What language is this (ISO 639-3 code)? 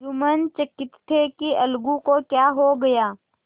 hin